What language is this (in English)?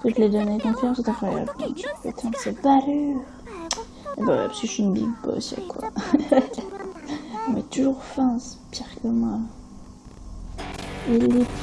French